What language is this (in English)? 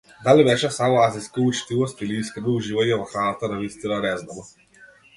Macedonian